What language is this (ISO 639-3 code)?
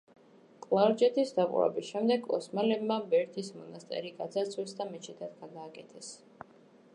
kat